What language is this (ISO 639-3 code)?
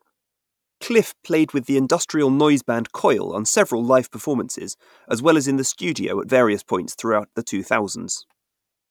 eng